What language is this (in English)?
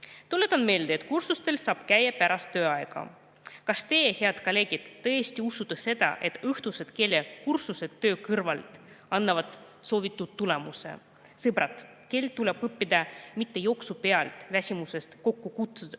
Estonian